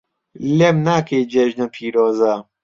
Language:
Central Kurdish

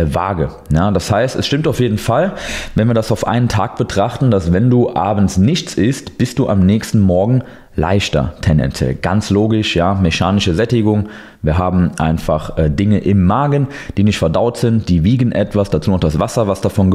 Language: German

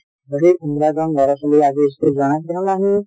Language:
Assamese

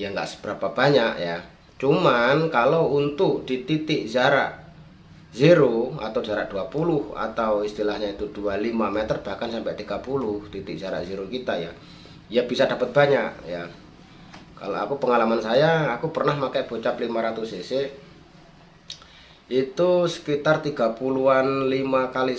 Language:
Indonesian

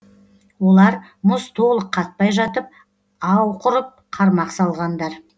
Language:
Kazakh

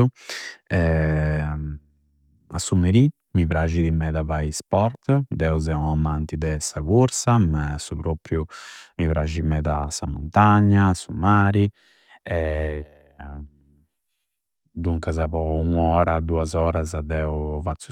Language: Campidanese Sardinian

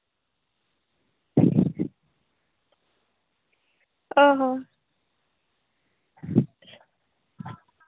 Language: Santali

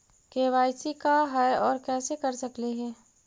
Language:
Magahi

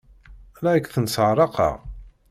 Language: Kabyle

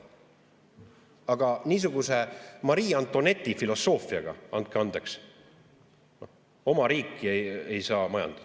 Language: Estonian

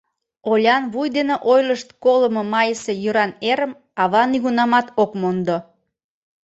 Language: Mari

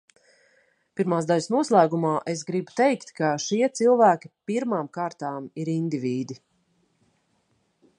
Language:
Latvian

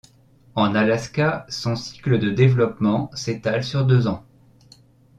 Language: French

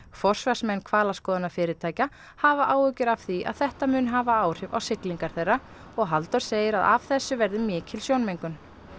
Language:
Icelandic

